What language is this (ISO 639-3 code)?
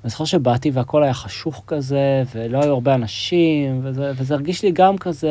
heb